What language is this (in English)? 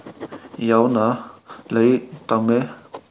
Manipuri